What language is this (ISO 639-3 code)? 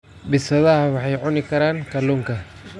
som